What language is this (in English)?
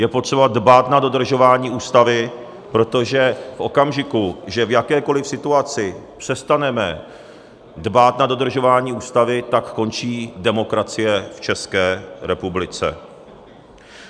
Czech